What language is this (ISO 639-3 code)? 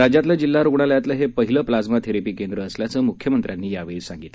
mar